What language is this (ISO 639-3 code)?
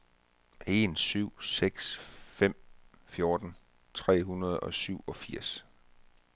dan